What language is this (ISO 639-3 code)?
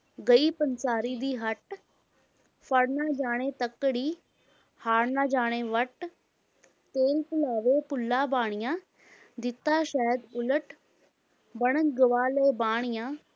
pan